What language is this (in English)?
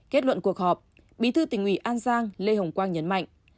Vietnamese